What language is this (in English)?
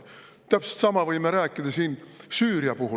Estonian